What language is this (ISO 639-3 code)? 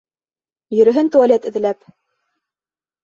bak